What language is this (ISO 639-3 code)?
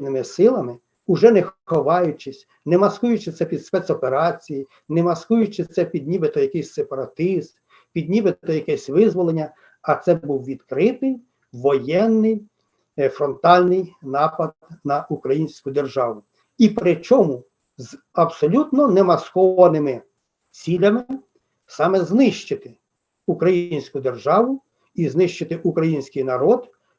ukr